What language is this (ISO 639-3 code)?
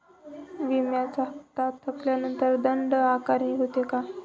mar